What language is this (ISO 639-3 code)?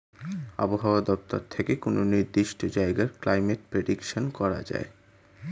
ben